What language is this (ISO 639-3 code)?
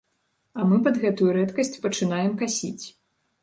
bel